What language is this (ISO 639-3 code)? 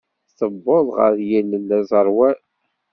kab